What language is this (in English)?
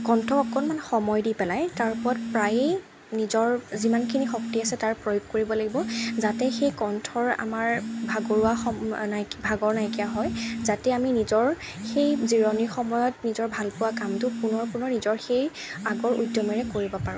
Assamese